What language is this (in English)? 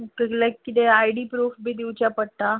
Konkani